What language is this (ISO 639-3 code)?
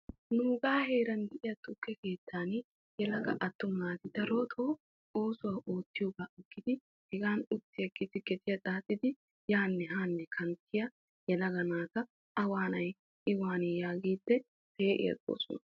wal